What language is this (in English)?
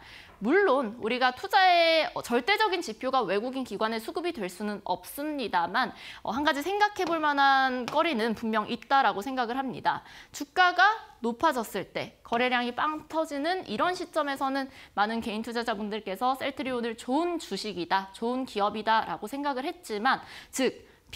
Korean